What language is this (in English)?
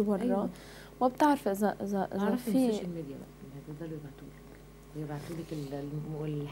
Arabic